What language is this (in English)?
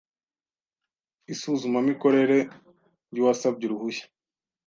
Kinyarwanda